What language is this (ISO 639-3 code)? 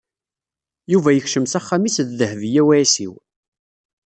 kab